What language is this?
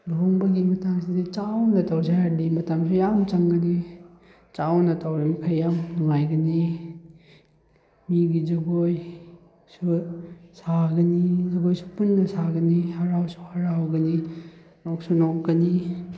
Manipuri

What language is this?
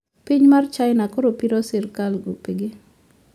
Luo (Kenya and Tanzania)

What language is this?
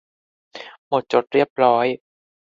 Thai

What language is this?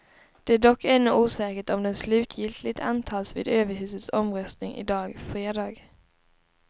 Swedish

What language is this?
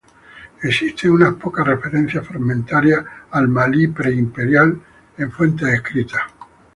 Spanish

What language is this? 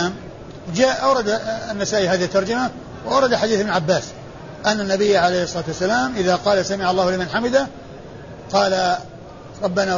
Arabic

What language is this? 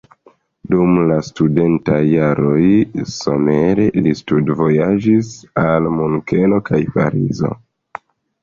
Esperanto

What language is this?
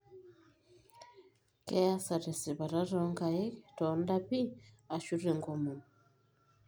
Masai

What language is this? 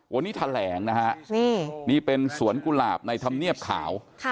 Thai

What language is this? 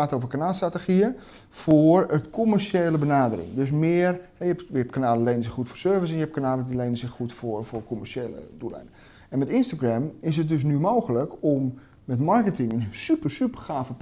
Dutch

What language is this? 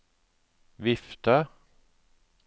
Norwegian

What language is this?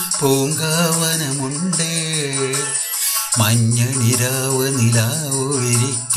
Malayalam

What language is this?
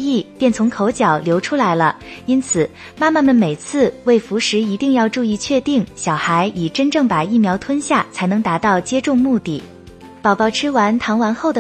Chinese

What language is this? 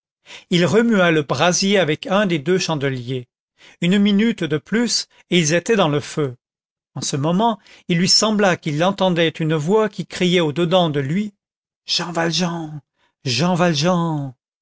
French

